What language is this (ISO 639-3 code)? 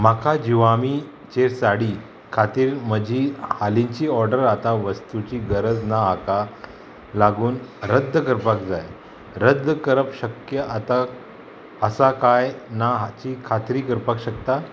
kok